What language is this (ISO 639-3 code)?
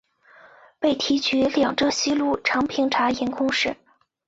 zho